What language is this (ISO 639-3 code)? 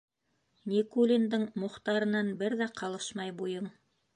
bak